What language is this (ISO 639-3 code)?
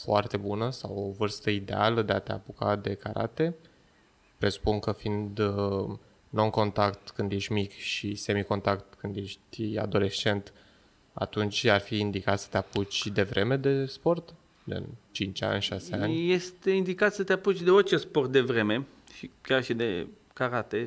ron